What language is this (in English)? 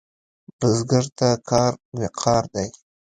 Pashto